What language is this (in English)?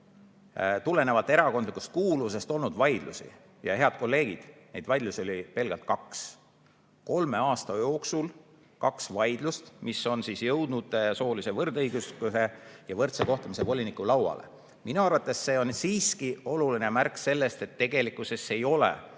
Estonian